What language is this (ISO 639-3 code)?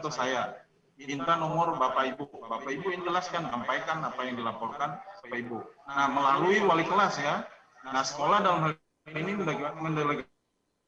ind